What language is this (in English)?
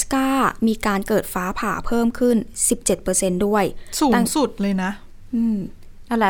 Thai